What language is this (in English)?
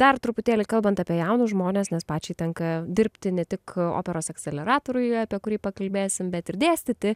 Lithuanian